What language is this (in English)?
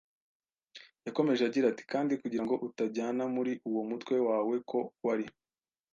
Kinyarwanda